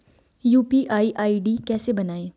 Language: Hindi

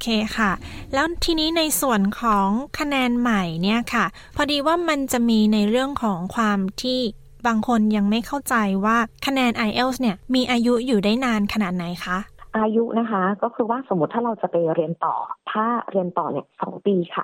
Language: Thai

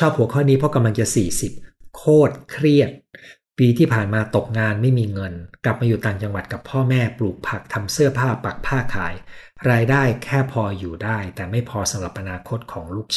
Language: Thai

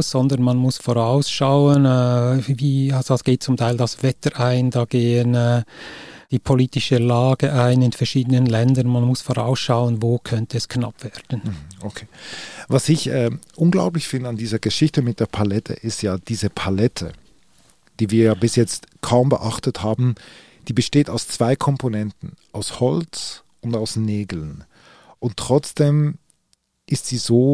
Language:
German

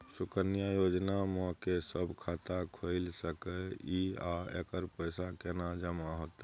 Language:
Maithili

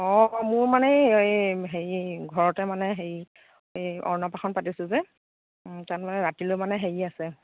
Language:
Assamese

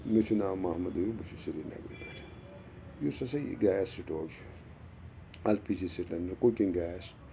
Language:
Kashmiri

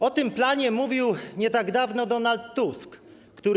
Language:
Polish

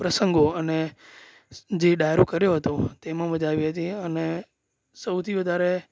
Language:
Gujarati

